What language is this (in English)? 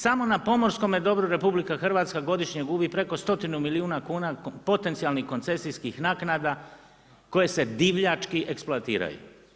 Croatian